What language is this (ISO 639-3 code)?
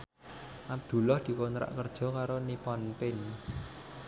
jav